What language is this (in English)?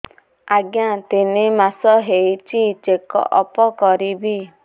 Odia